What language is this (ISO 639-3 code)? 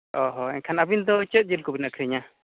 sat